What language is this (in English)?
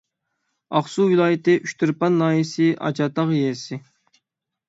Uyghur